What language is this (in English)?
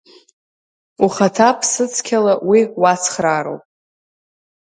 Abkhazian